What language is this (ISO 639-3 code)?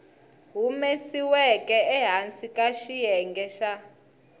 tso